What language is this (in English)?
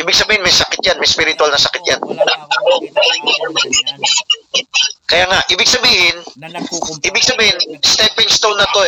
Filipino